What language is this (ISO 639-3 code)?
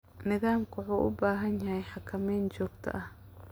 som